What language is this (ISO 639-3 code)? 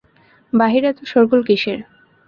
ben